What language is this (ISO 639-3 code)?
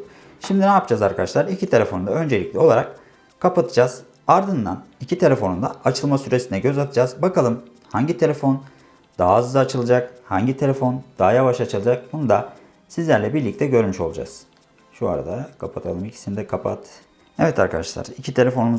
tur